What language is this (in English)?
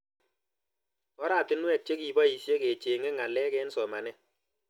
Kalenjin